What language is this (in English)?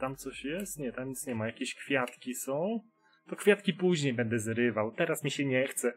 Polish